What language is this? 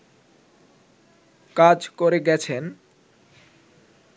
Bangla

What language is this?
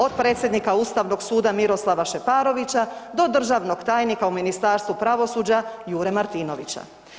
Croatian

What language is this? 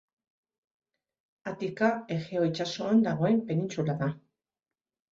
Basque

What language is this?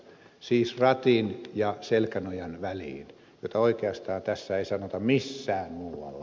Finnish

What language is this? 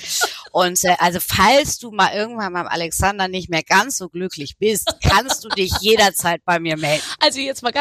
German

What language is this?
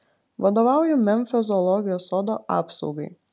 Lithuanian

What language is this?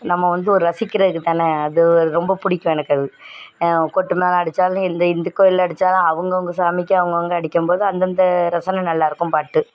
Tamil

